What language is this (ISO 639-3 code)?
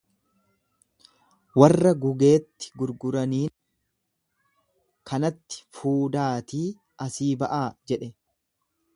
orm